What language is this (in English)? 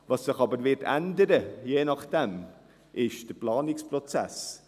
Swiss German